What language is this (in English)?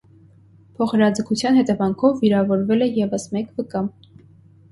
Armenian